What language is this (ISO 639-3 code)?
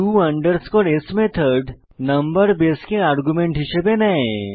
ben